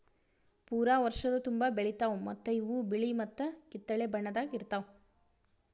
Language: Kannada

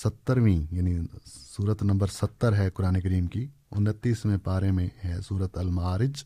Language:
Urdu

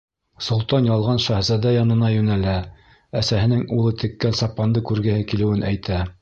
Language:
Bashkir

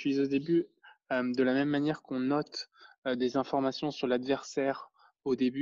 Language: French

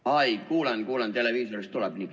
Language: Estonian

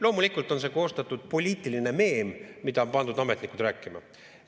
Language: Estonian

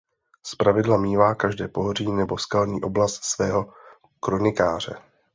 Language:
Czech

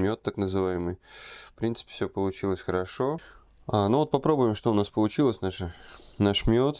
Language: Russian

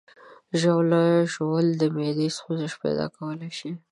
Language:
Pashto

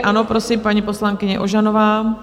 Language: Czech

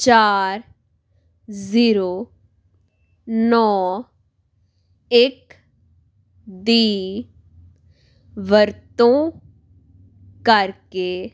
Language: Punjabi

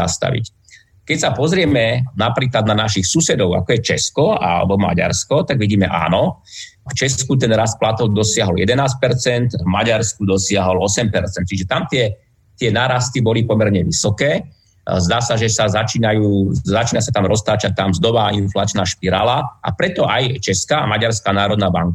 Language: Slovak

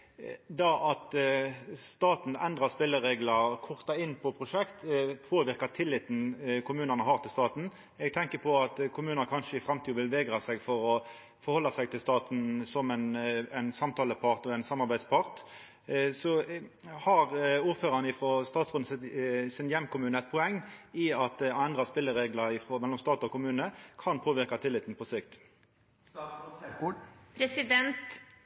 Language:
Norwegian Nynorsk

